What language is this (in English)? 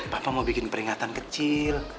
Indonesian